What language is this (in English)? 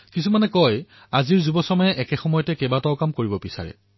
Assamese